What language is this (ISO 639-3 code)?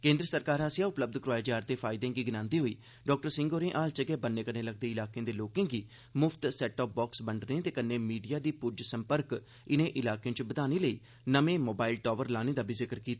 doi